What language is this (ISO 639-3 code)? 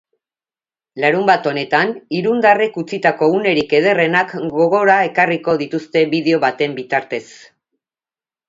eus